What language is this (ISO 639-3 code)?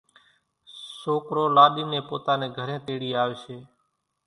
gjk